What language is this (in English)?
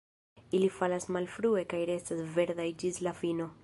Esperanto